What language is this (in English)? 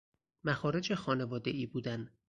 Persian